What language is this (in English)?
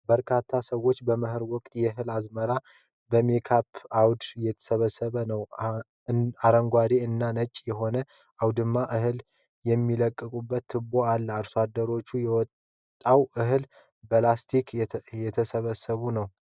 Amharic